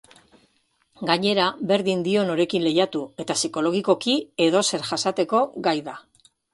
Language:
Basque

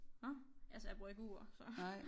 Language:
Danish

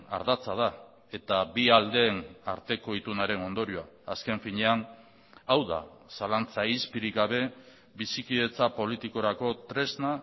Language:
Basque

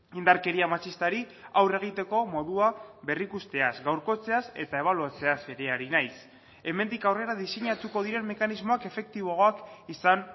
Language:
Basque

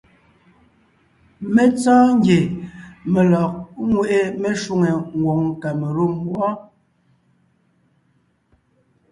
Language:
Ngiemboon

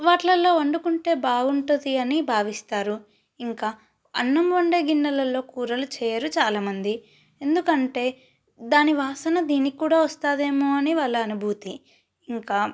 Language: Telugu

